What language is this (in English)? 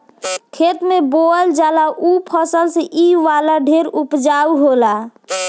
Bhojpuri